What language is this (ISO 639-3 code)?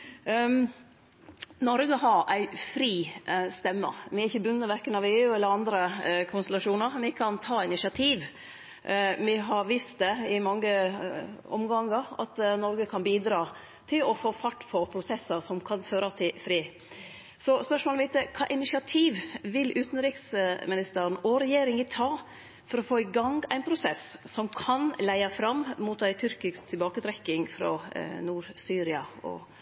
nno